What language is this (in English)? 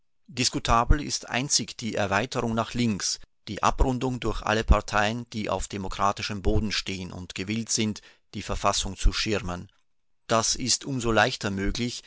German